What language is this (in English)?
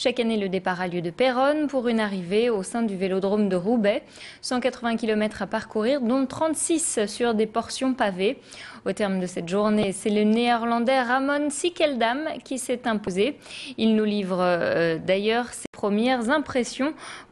French